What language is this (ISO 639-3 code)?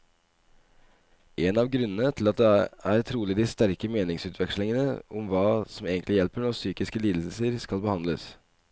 nor